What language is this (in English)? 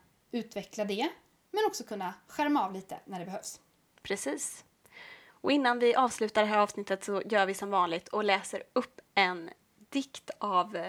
Swedish